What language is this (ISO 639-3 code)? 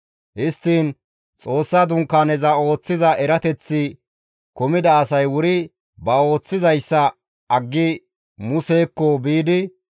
gmv